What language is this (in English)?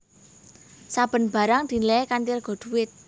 Javanese